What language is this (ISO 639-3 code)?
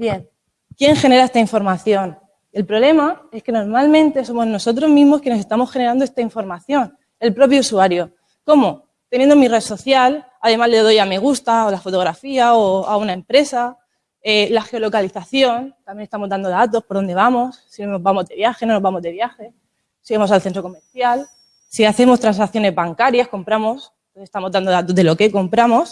spa